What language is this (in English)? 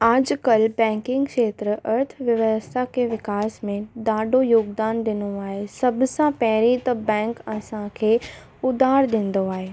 Sindhi